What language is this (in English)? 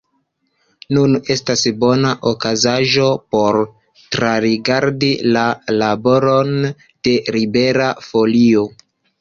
Esperanto